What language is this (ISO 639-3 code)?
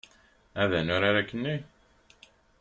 kab